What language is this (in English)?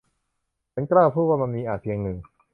Thai